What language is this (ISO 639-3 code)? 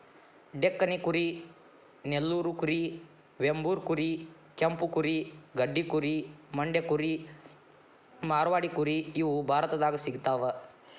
kan